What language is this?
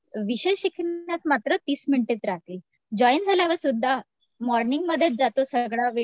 Marathi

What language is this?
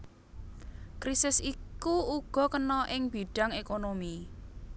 Javanese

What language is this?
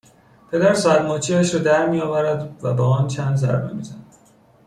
Persian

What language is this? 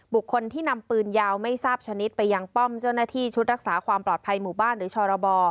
Thai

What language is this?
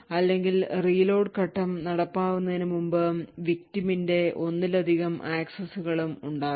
Malayalam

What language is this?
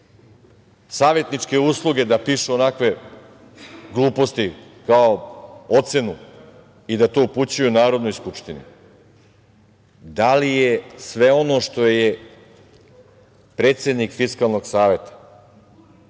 Serbian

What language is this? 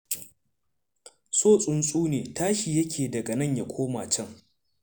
Hausa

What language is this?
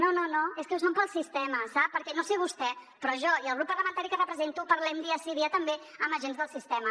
Catalan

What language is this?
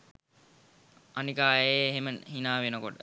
Sinhala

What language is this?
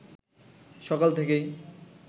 Bangla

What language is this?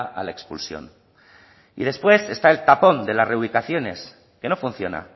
Spanish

